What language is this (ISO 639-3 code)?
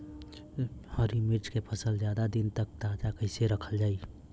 bho